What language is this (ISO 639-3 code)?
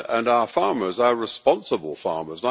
eng